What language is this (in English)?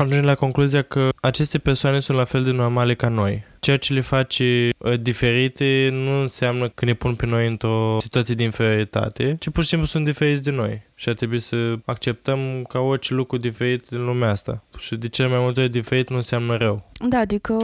Romanian